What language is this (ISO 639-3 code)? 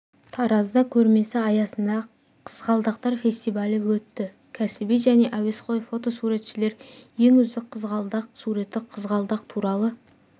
kaz